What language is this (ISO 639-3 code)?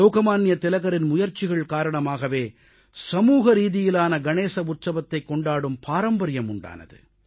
tam